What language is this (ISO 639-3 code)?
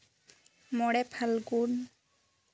sat